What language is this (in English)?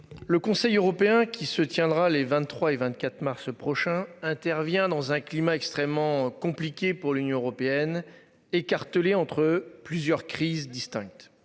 French